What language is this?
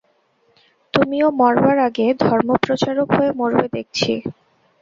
Bangla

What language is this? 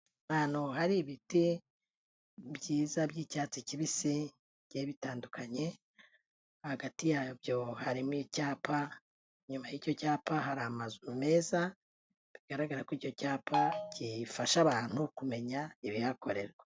Kinyarwanda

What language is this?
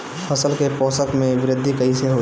Bhojpuri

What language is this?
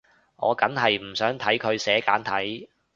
Cantonese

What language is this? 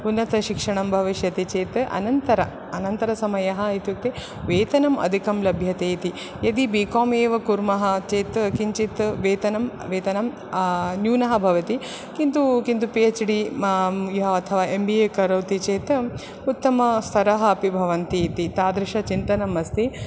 Sanskrit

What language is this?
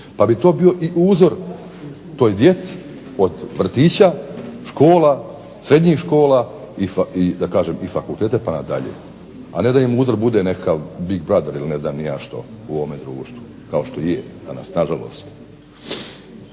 Croatian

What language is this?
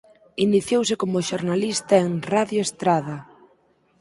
Galician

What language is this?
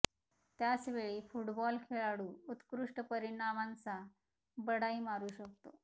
Marathi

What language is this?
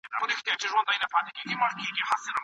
Pashto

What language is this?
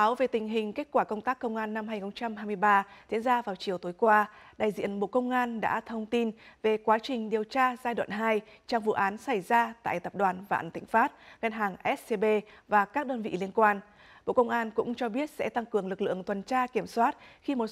Vietnamese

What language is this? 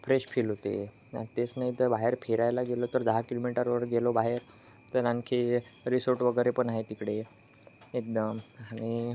Marathi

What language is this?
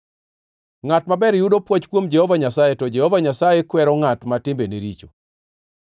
Luo (Kenya and Tanzania)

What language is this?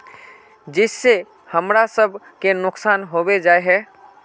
Magahi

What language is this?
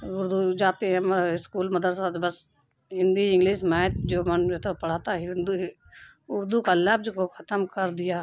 Urdu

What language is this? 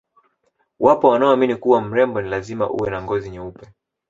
Swahili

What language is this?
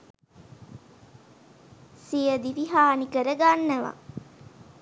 Sinhala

